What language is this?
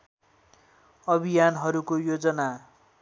Nepali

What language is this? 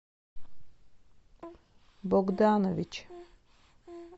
Russian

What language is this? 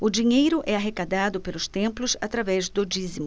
Portuguese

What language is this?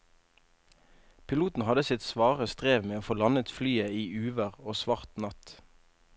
Norwegian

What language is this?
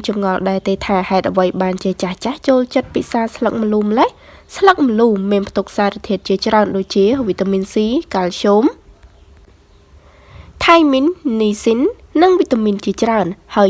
Vietnamese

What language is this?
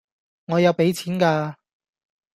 Cantonese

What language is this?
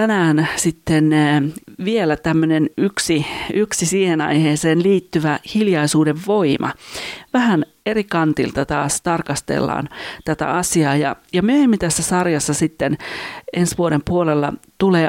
Finnish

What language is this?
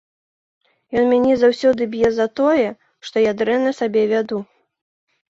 Belarusian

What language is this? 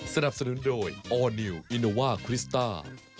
Thai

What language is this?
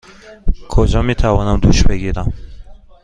Persian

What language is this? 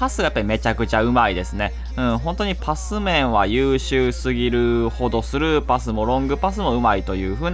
Japanese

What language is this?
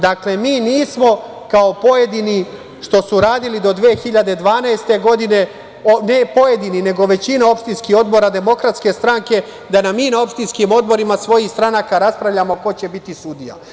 Serbian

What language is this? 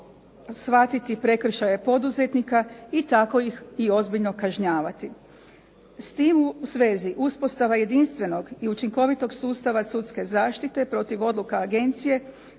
Croatian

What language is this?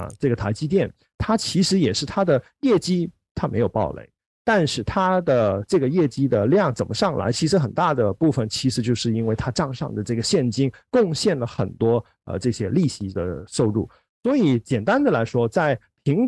Chinese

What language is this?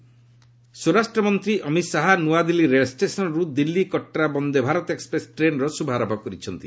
Odia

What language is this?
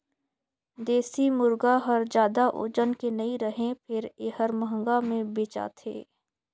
Chhattisgarhi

